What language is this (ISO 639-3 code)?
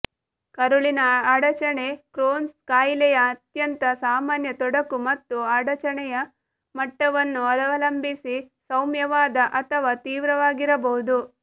kan